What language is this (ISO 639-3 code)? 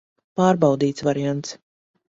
lav